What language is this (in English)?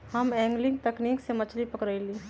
Magahi